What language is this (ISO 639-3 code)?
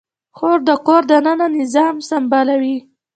pus